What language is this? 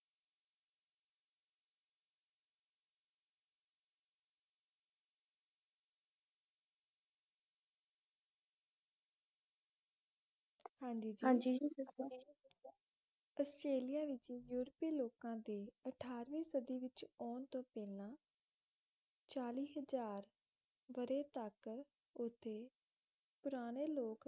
Punjabi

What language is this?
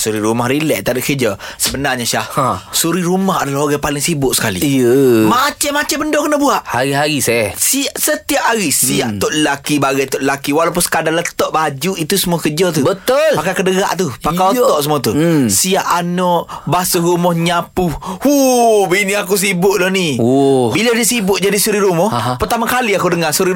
Malay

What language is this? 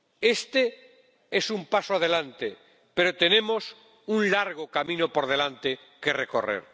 Spanish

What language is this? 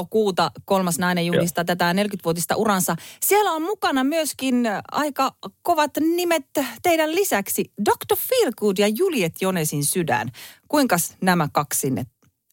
Finnish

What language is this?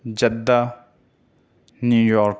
Urdu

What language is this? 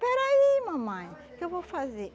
Portuguese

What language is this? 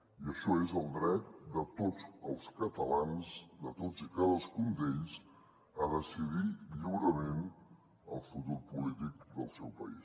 Catalan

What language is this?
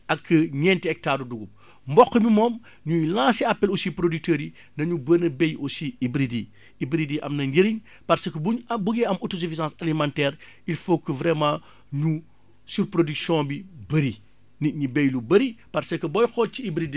Wolof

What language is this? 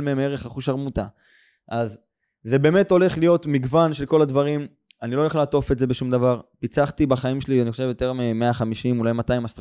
Hebrew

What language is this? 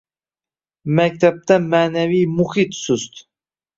Uzbek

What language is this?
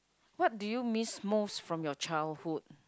English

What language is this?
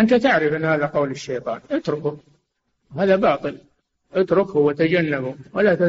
Arabic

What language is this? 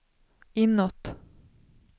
Swedish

